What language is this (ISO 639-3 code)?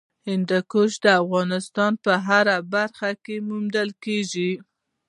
pus